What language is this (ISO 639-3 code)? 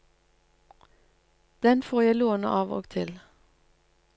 nor